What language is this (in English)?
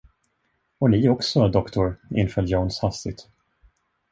Swedish